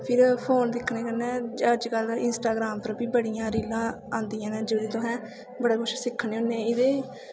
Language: Dogri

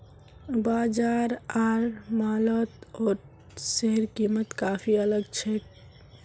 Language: Magahi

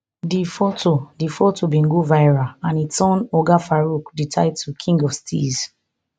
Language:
Nigerian Pidgin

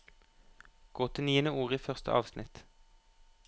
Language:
Norwegian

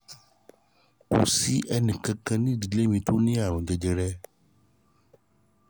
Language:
Yoruba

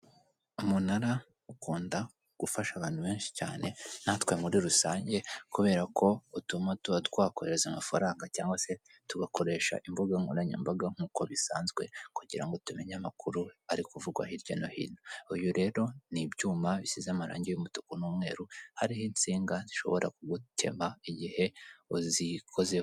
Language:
Kinyarwanda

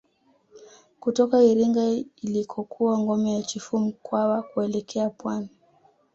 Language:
Swahili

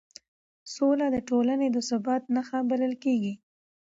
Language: Pashto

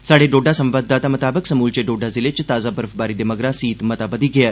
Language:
Dogri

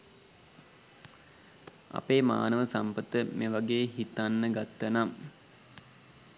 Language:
Sinhala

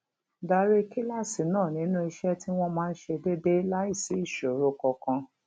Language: Yoruba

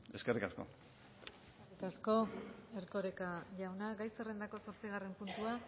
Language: Basque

